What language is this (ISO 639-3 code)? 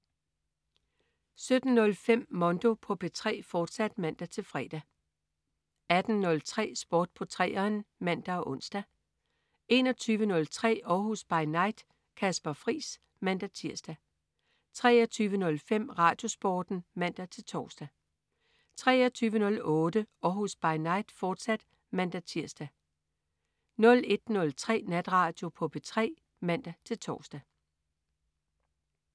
dan